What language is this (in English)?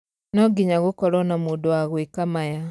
Kikuyu